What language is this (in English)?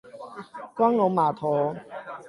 Chinese